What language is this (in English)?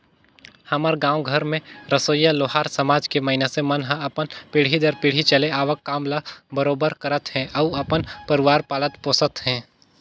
Chhattisgarhi